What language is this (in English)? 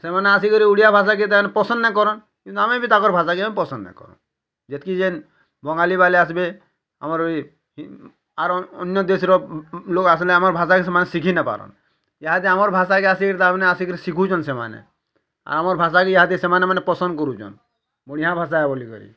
Odia